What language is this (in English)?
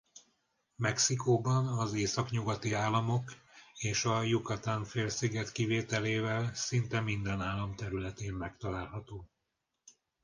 Hungarian